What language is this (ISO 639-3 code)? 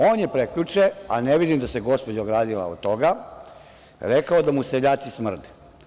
srp